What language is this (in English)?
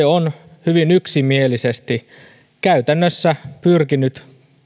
Finnish